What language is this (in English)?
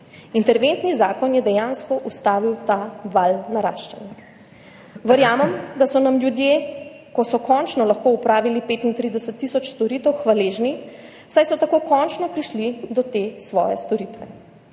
Slovenian